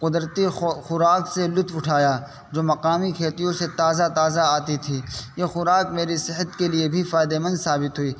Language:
Urdu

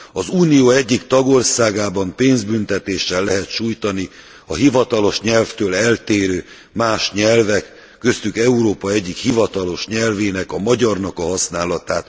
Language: Hungarian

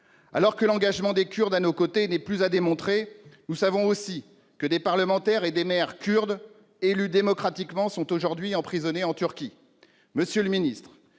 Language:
French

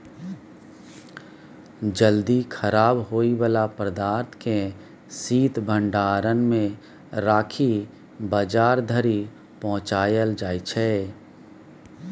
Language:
Maithili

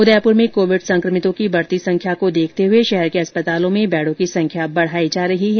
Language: Hindi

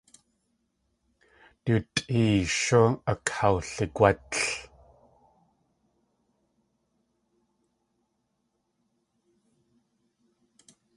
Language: Tlingit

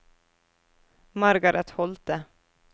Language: Norwegian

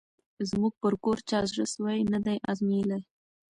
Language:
Pashto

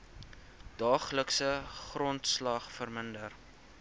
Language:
Afrikaans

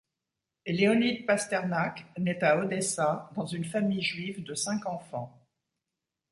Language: French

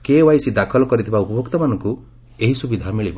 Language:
Odia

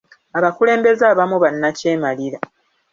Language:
Ganda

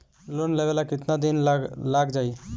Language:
Bhojpuri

